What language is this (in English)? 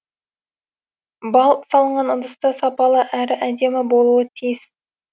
Kazakh